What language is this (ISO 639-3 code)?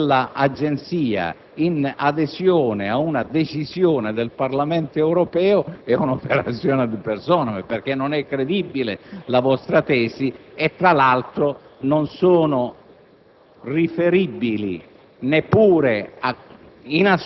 ita